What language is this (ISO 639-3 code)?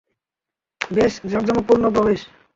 ben